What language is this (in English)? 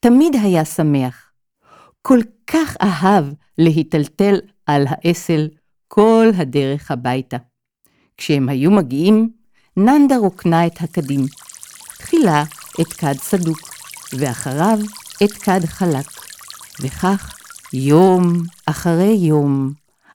Hebrew